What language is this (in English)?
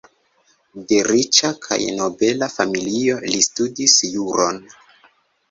Esperanto